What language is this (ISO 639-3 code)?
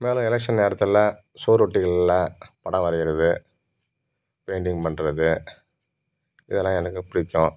tam